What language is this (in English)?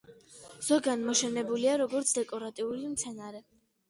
Georgian